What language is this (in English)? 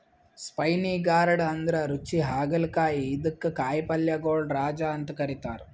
Kannada